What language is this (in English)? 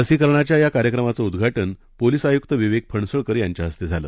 Marathi